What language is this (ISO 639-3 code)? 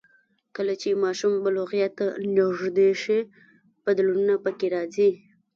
pus